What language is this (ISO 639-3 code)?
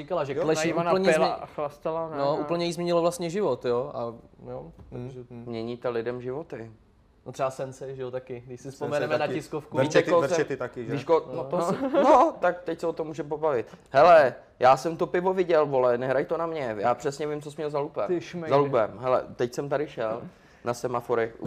ces